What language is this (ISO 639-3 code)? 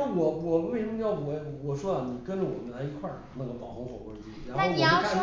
zho